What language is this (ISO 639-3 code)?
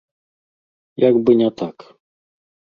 bel